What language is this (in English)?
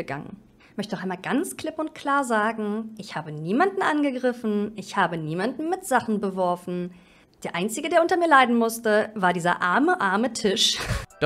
German